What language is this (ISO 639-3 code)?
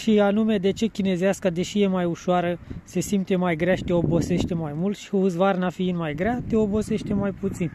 ron